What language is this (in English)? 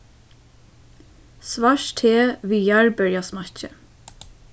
Faroese